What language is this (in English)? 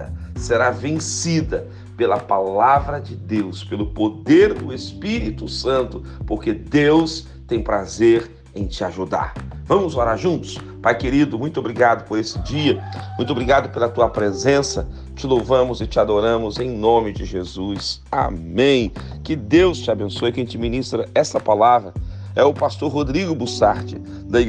Portuguese